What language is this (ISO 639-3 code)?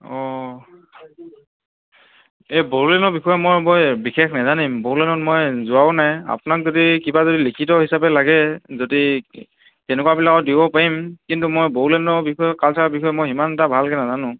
asm